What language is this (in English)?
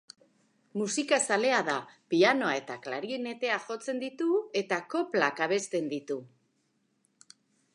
Basque